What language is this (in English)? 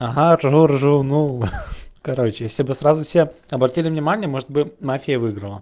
Russian